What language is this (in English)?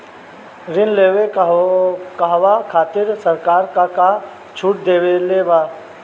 Bhojpuri